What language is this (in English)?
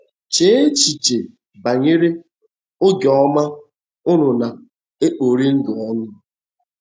Igbo